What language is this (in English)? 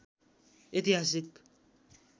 Nepali